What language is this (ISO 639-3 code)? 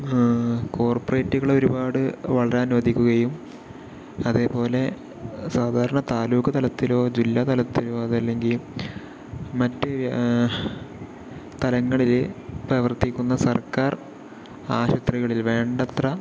mal